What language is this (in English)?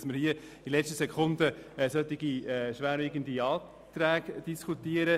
Swiss German